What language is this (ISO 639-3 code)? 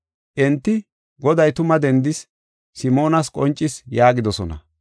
gof